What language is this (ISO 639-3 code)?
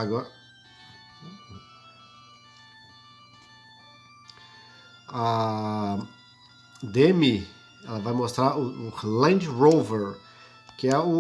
por